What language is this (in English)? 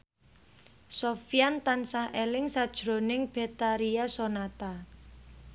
Javanese